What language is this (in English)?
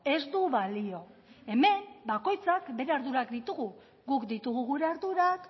Basque